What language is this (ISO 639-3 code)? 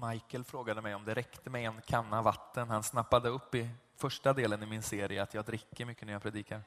swe